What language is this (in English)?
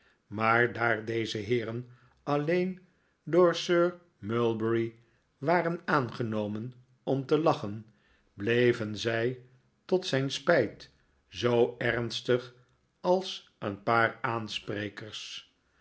Dutch